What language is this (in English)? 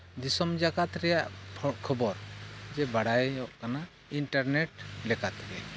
Santali